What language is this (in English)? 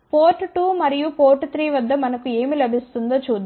Telugu